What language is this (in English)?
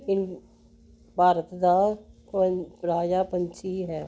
Punjabi